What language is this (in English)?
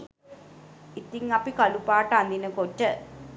Sinhala